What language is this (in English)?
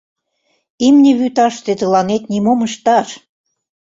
Mari